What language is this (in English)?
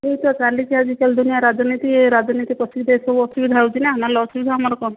Odia